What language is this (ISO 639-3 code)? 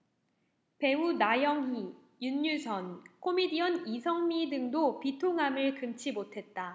kor